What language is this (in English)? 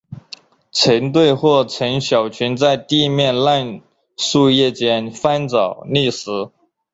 Chinese